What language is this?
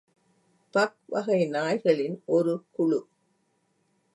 Tamil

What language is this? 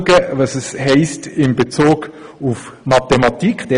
Swiss German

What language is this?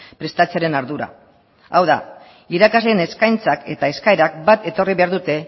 Basque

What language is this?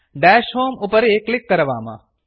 Sanskrit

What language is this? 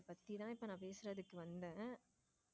Tamil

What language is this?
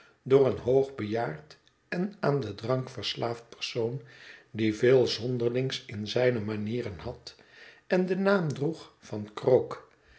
Dutch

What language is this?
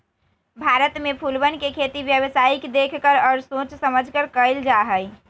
Magahi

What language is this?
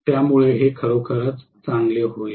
Marathi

